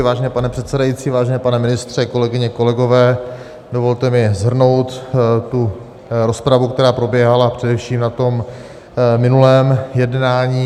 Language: Czech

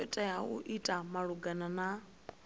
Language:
Venda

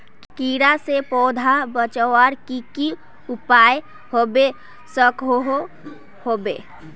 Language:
Magahi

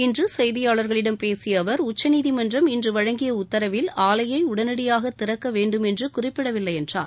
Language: Tamil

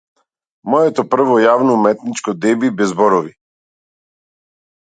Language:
Macedonian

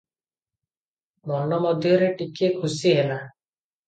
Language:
Odia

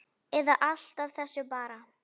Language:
Icelandic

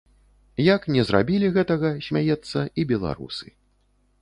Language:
Belarusian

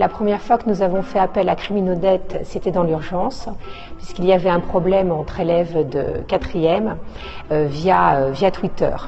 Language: French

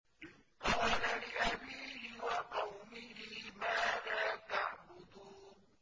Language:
Arabic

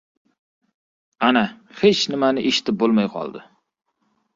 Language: Uzbek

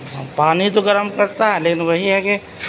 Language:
Urdu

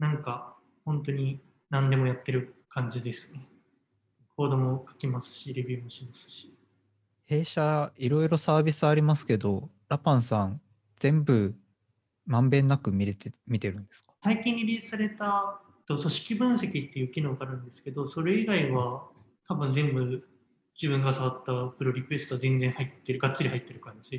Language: Japanese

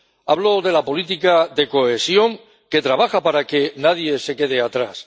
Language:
Spanish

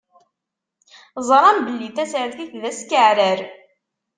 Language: Kabyle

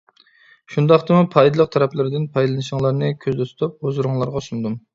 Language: Uyghur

